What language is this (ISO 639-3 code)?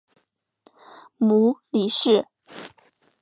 zho